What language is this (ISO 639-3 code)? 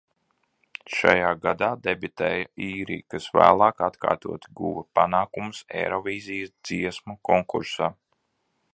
lav